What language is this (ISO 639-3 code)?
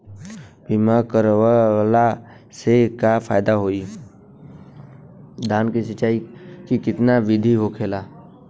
bho